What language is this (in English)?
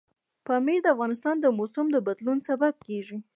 Pashto